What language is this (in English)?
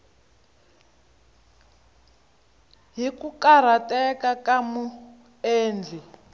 Tsonga